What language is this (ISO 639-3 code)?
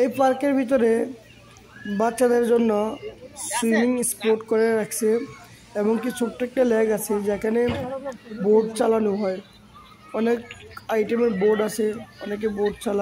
tur